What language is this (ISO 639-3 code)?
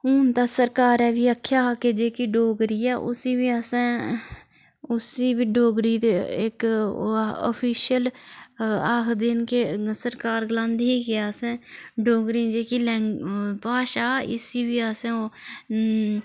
doi